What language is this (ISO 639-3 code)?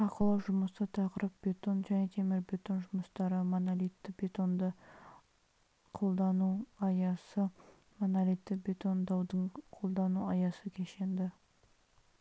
kaz